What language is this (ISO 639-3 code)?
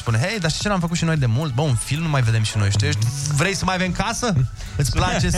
ron